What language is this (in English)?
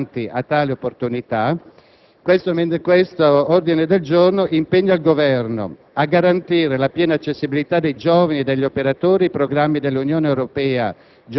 Italian